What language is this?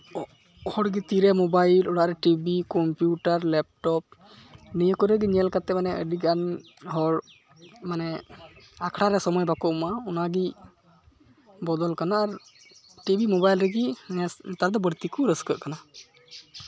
Santali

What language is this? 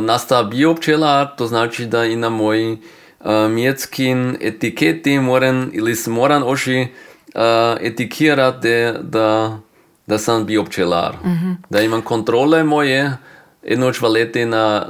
Croatian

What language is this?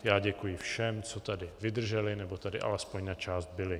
Czech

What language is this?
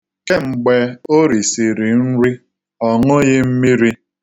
Igbo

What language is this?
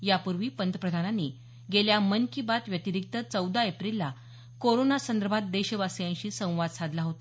Marathi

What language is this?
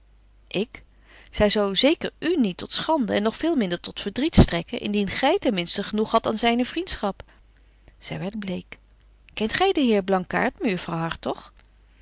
Dutch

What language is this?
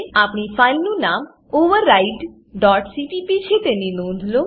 Gujarati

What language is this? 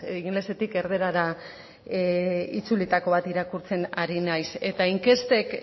Basque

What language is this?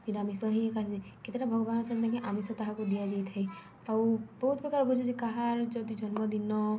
Odia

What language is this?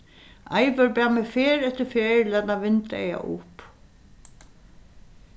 Faroese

